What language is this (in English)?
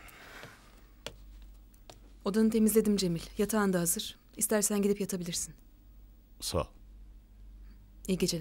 Turkish